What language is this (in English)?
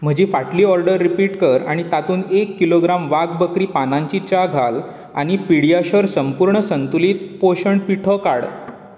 Konkani